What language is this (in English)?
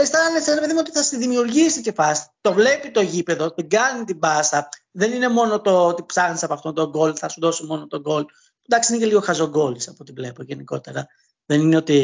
Greek